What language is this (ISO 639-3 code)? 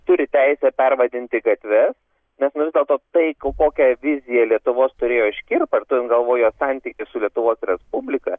lit